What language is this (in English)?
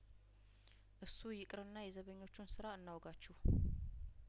Amharic